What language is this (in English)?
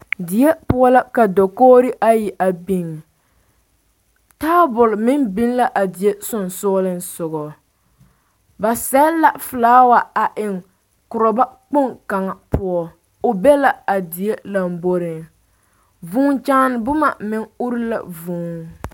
Southern Dagaare